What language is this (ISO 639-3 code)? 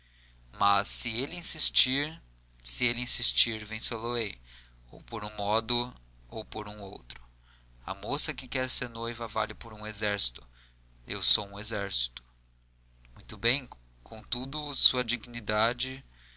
por